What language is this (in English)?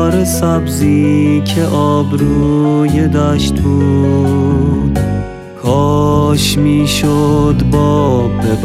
Persian